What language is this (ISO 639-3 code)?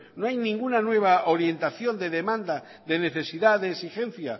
spa